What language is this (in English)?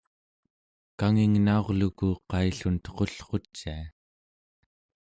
Central Yupik